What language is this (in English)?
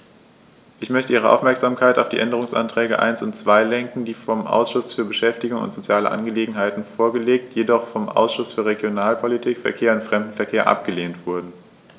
German